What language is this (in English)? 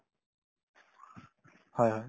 Assamese